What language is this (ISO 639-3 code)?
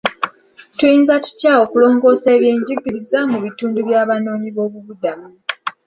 lug